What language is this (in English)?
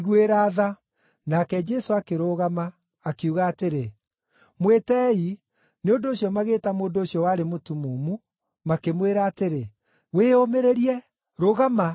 Kikuyu